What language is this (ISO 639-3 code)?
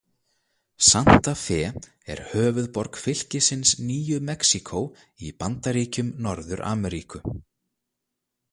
isl